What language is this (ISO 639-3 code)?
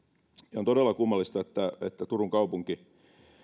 fin